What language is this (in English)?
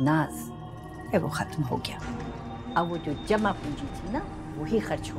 Hindi